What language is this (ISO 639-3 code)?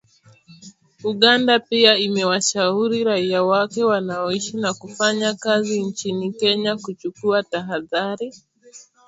swa